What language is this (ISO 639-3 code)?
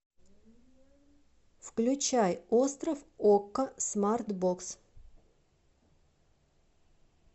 rus